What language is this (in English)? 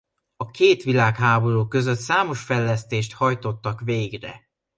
Hungarian